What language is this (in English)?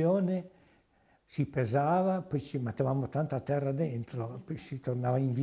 Italian